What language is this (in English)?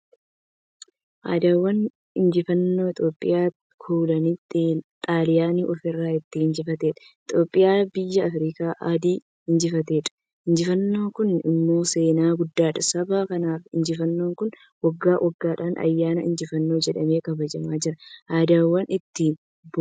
Oromo